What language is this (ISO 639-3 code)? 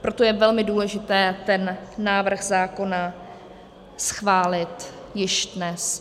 ces